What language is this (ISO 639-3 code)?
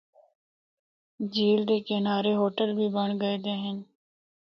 hno